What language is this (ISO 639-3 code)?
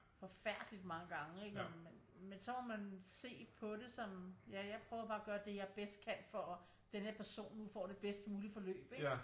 dan